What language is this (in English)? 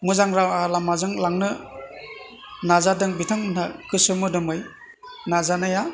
Bodo